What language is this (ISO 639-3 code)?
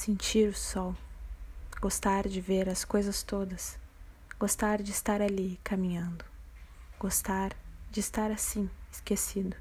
por